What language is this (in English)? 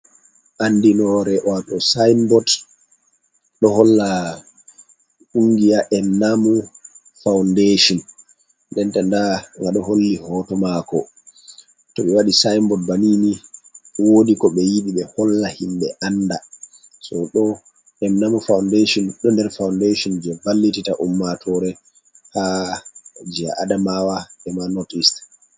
Fula